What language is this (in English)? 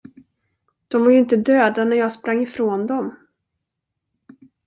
Swedish